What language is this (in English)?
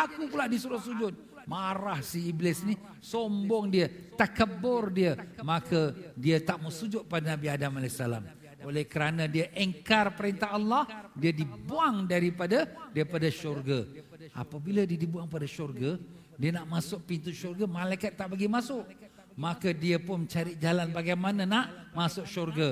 Malay